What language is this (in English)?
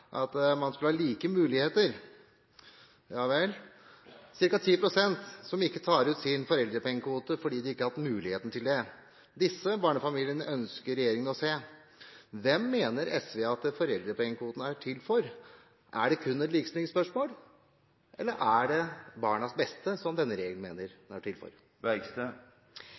Norwegian Bokmål